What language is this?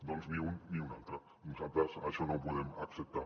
Catalan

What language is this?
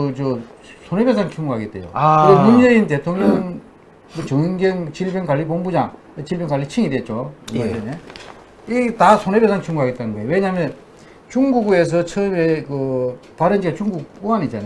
Korean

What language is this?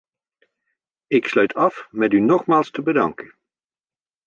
Dutch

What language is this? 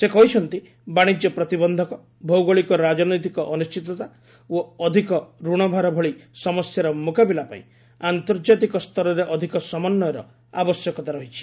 Odia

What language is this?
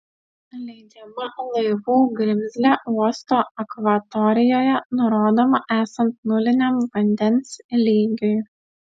Lithuanian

